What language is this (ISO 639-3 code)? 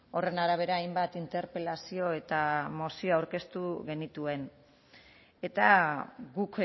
eus